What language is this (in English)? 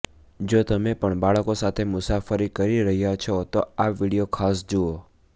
Gujarati